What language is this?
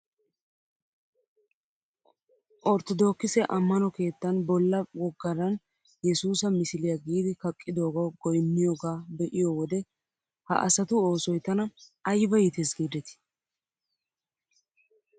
Wolaytta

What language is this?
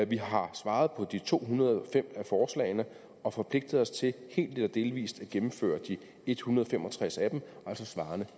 Danish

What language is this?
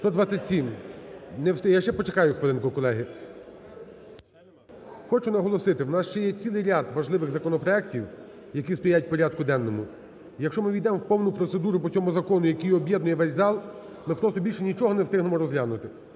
Ukrainian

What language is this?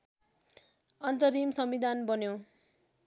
Nepali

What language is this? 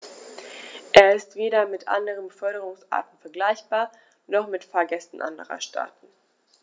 German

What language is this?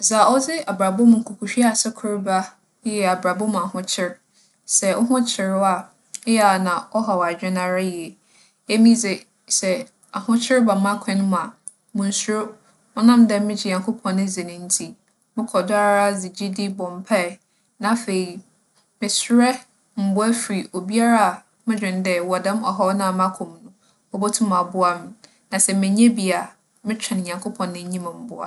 Akan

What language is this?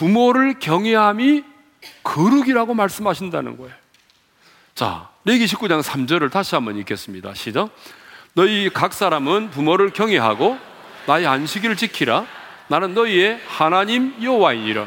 Korean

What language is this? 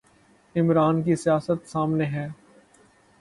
Urdu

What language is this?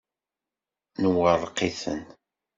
Kabyle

